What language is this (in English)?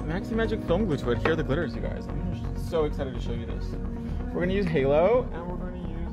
English